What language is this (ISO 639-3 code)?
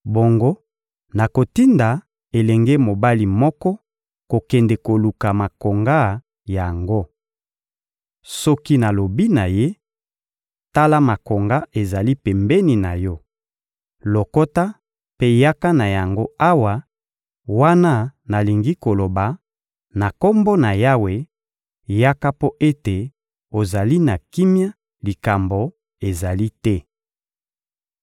lin